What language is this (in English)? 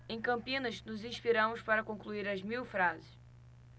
Portuguese